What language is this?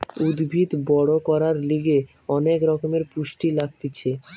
Bangla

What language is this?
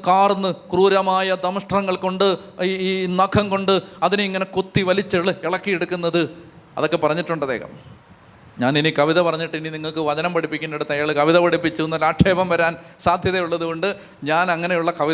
Malayalam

